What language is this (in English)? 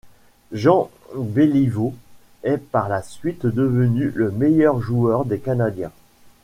French